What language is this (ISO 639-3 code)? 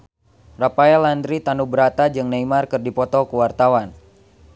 sun